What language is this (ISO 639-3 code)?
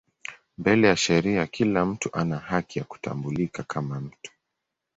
swa